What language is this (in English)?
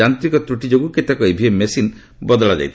Odia